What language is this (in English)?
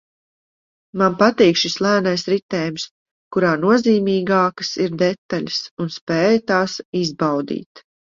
Latvian